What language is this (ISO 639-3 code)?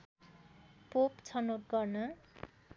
nep